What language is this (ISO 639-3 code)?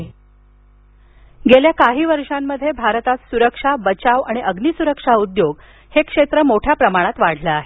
mar